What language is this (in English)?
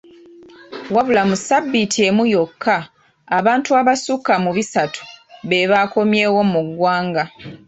Ganda